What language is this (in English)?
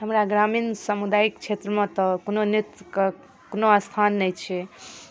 Maithili